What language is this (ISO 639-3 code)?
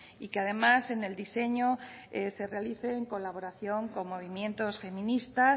spa